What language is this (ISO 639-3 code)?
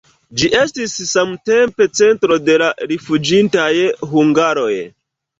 epo